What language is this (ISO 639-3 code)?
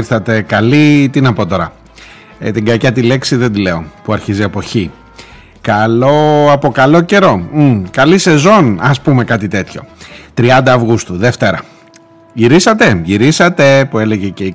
ell